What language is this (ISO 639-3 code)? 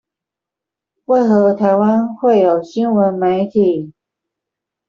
zho